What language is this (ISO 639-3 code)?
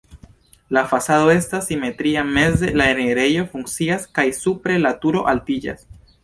epo